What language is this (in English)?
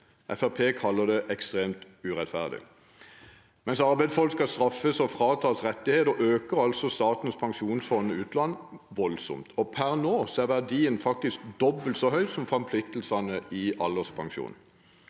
Norwegian